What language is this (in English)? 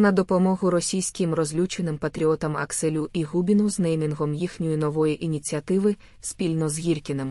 Ukrainian